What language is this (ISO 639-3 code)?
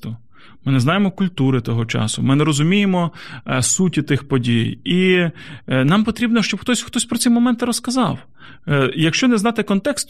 ukr